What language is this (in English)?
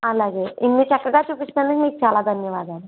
Telugu